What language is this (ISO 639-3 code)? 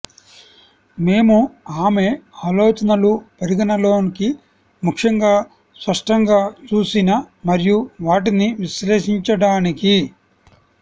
tel